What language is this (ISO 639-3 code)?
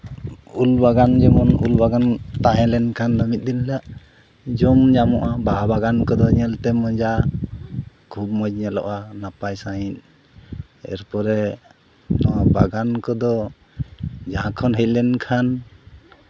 sat